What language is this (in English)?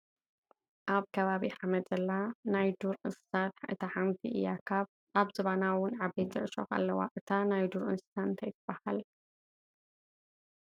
Tigrinya